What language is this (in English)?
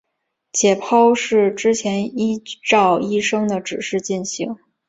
Chinese